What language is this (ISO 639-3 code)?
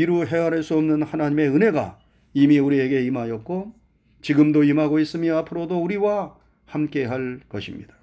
kor